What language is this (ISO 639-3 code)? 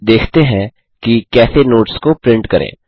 hin